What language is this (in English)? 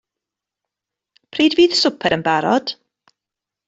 Welsh